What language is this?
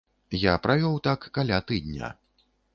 Belarusian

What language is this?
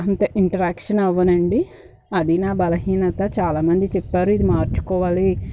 Telugu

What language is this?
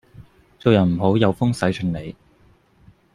Cantonese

